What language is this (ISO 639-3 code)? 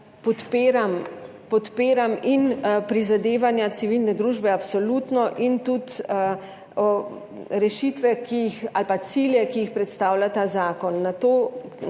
slv